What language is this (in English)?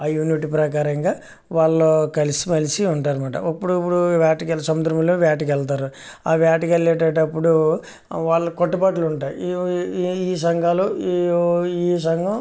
Telugu